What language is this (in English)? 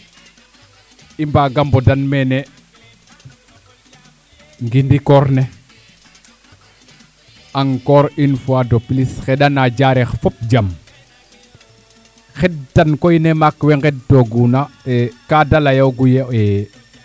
Serer